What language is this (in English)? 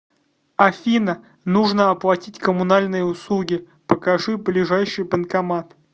Russian